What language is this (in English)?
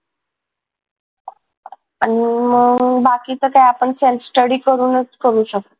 Marathi